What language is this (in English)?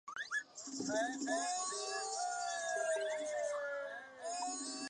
Chinese